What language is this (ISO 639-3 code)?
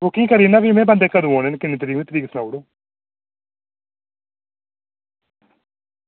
doi